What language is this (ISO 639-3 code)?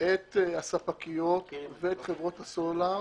heb